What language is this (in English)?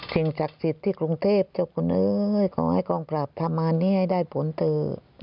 Thai